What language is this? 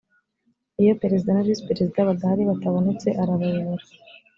Kinyarwanda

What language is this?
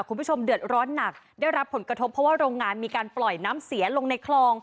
Thai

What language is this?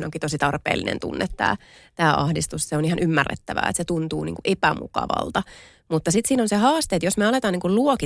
Finnish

